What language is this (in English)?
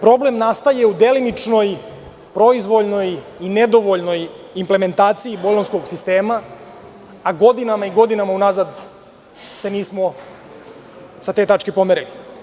Serbian